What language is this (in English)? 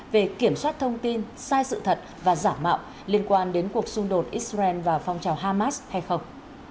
Vietnamese